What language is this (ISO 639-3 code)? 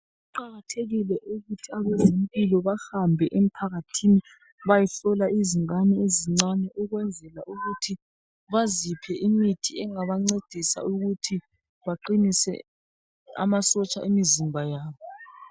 nde